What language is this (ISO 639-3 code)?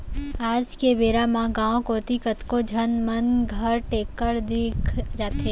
hne